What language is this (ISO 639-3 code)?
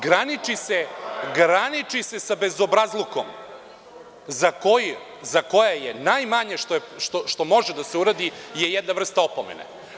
srp